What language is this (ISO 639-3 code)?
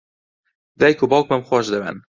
ckb